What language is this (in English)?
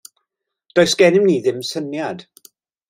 Welsh